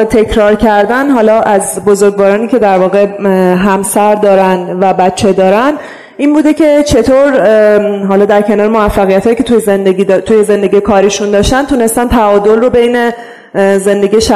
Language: Persian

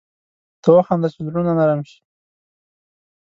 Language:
Pashto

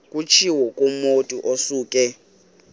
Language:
Xhosa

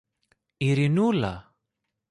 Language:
Greek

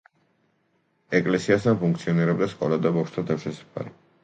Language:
Georgian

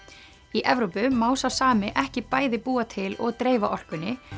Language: Icelandic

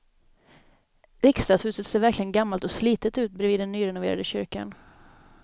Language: Swedish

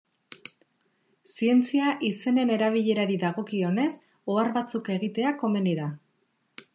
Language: Basque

